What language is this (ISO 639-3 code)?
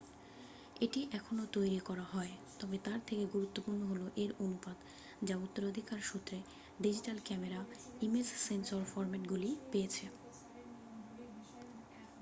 ben